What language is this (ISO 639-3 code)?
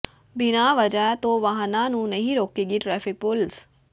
pan